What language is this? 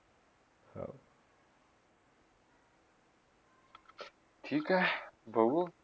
Marathi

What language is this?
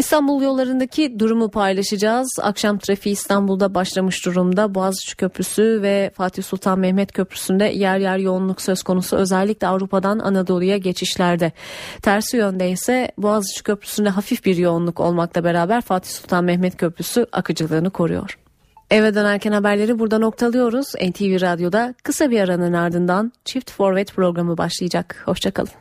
Turkish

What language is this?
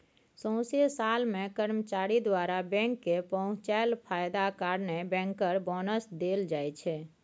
Maithili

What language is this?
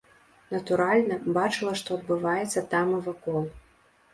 Belarusian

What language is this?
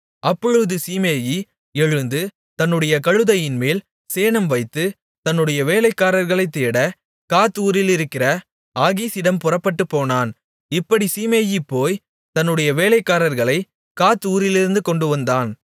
Tamil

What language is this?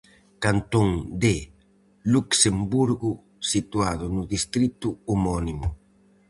Galician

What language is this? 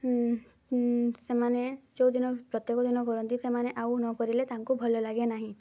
Odia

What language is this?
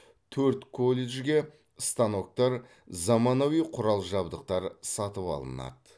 Kazakh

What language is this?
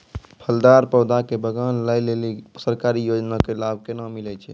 Maithili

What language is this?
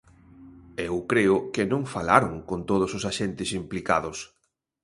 Galician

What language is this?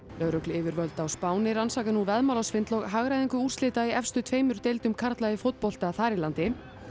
Icelandic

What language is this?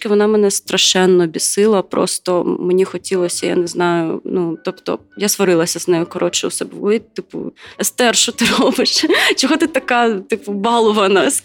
Ukrainian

